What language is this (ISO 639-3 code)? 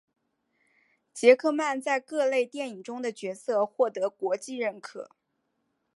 zho